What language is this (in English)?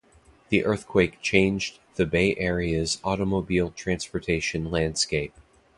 English